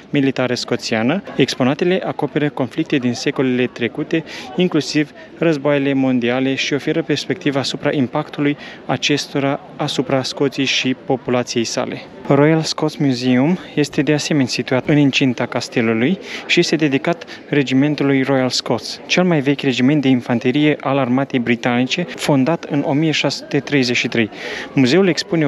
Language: Romanian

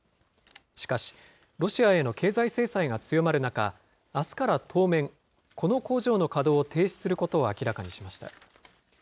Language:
Japanese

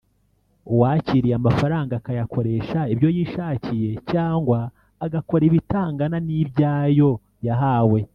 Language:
Kinyarwanda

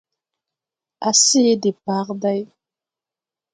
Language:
Tupuri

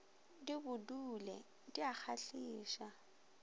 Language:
Northern Sotho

